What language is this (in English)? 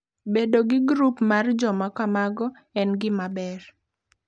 Luo (Kenya and Tanzania)